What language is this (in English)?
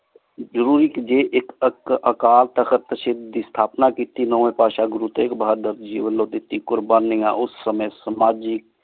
Punjabi